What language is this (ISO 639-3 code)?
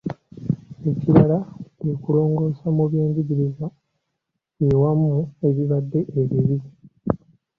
lug